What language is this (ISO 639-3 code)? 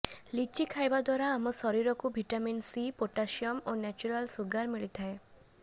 ori